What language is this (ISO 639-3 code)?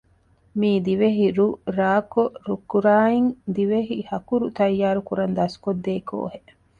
div